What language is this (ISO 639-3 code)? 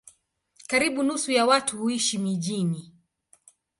swa